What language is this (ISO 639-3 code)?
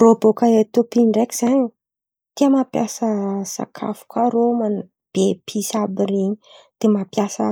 xmv